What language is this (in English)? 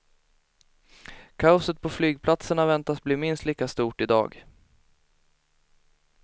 Swedish